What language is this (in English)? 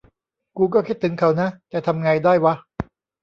Thai